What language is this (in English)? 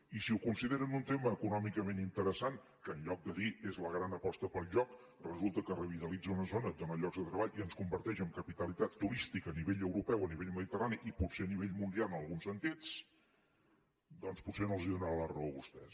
Catalan